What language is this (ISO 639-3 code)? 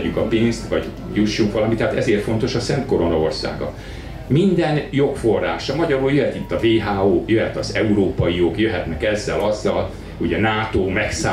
hun